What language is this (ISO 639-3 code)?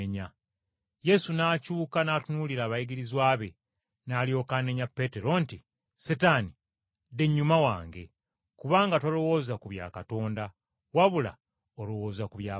lug